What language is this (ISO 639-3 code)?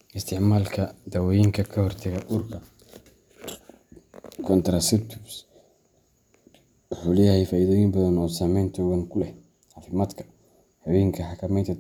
som